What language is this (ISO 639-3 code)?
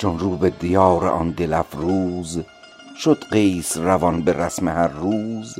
fas